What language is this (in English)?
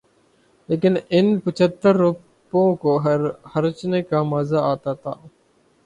Urdu